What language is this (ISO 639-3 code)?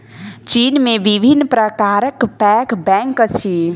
mai